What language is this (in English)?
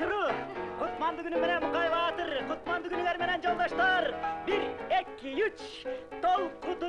Turkish